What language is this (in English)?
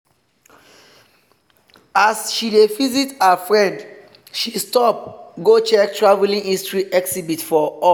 Nigerian Pidgin